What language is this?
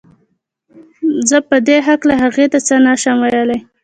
Pashto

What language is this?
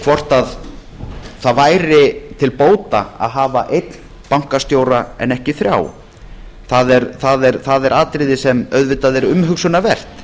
Icelandic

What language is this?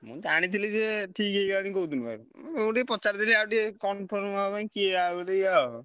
Odia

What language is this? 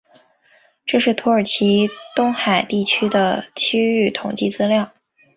Chinese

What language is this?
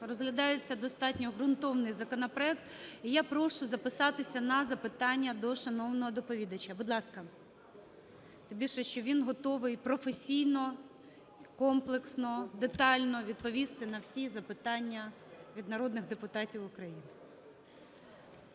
Ukrainian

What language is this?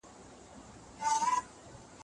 Pashto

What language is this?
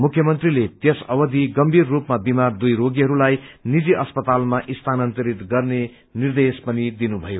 Nepali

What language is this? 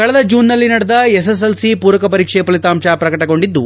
Kannada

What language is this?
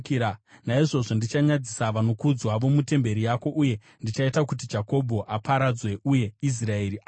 Shona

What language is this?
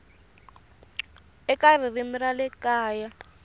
Tsonga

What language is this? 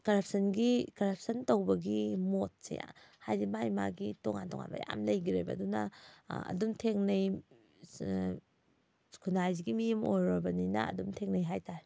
Manipuri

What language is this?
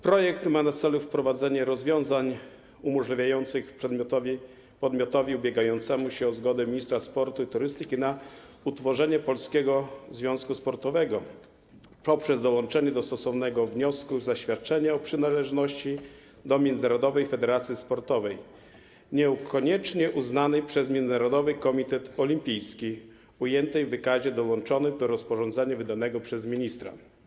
Polish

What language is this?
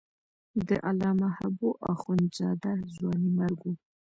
Pashto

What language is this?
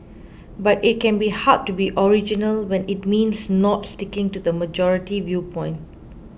English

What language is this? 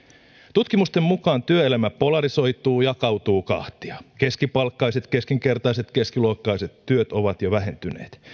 Finnish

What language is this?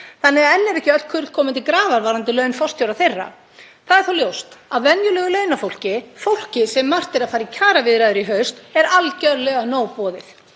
Icelandic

